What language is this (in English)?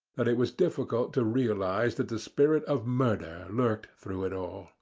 English